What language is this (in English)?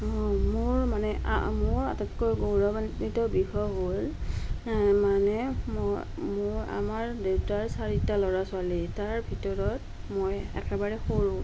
Assamese